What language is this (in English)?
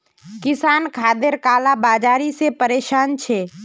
Magahi